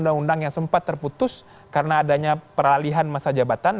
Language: Indonesian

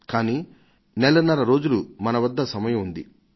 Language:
Telugu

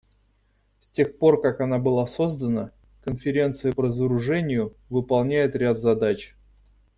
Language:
Russian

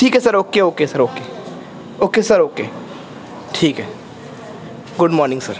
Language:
Urdu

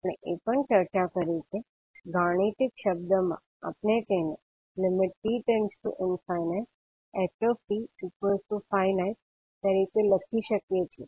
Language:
Gujarati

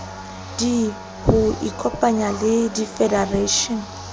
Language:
Southern Sotho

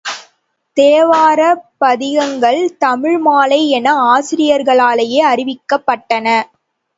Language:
Tamil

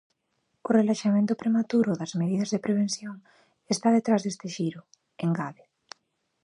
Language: Galician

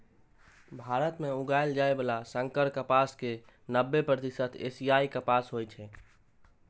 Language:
Maithili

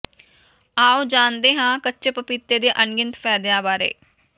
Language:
Punjabi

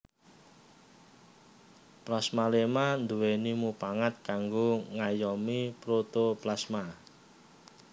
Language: Javanese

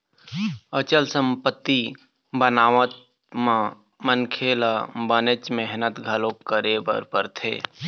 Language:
Chhattisgarhi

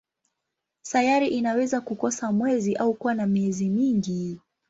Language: Swahili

